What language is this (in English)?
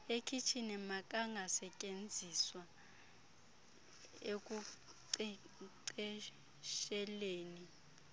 Xhosa